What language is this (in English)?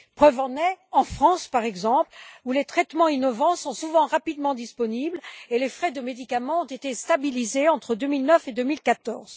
French